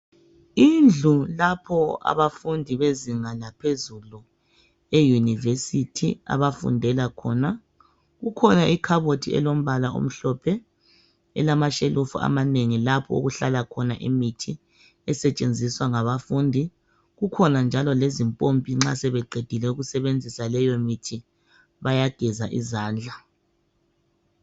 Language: North Ndebele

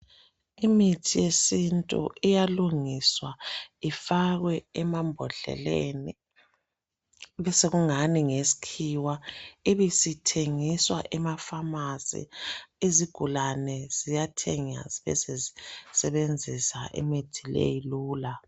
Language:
North Ndebele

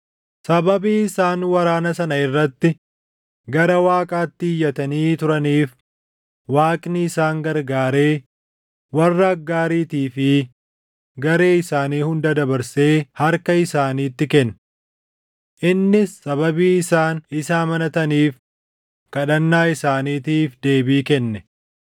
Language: Oromo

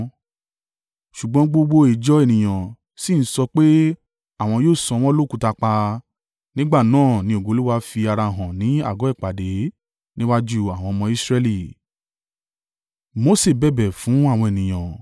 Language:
Yoruba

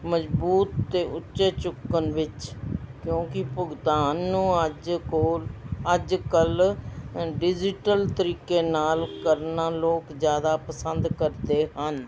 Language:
Punjabi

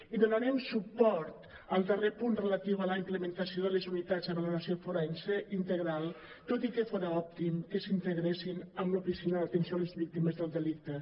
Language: Catalan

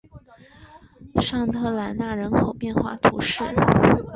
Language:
Chinese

